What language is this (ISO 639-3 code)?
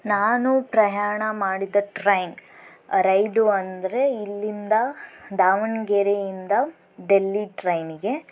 kan